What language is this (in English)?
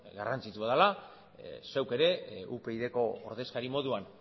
Basque